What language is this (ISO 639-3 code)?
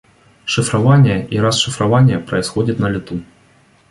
rus